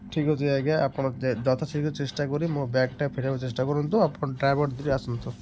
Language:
Odia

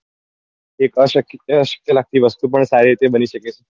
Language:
Gujarati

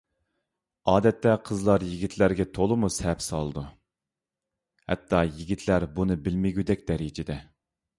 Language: Uyghur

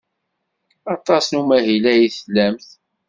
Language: Kabyle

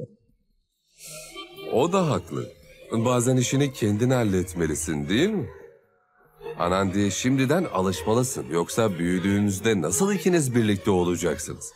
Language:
Turkish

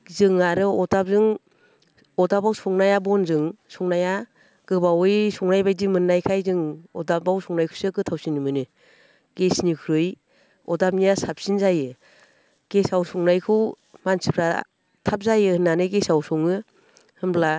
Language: Bodo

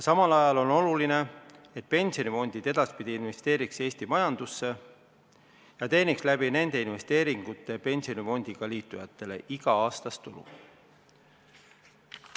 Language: Estonian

